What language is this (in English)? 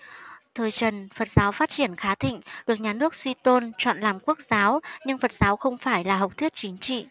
Vietnamese